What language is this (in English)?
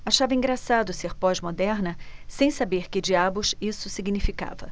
Portuguese